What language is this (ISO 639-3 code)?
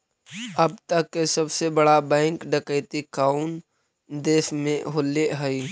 mag